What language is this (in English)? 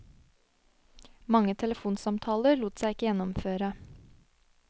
Norwegian